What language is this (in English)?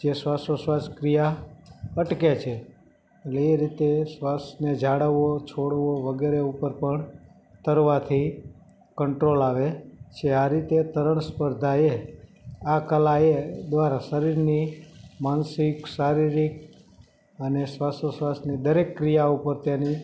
Gujarati